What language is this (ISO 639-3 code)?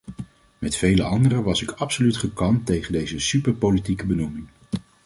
nld